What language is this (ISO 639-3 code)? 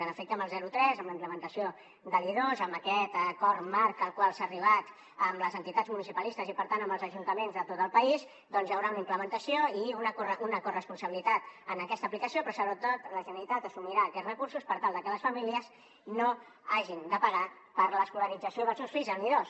cat